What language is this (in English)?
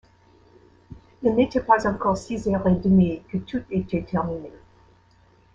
French